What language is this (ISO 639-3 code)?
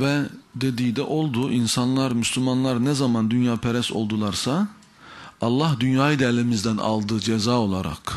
tur